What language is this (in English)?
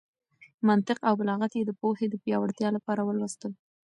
Pashto